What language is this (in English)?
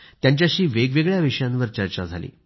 Marathi